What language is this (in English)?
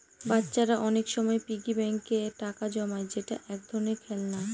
Bangla